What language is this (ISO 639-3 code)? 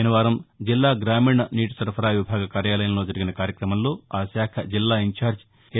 tel